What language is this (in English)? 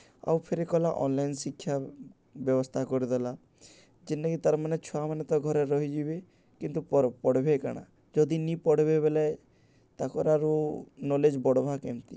Odia